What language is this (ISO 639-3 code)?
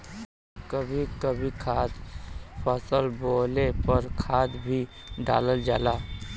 bho